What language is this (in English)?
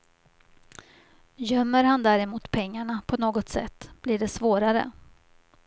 Swedish